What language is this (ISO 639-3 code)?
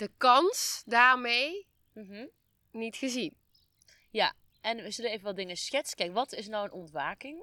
nld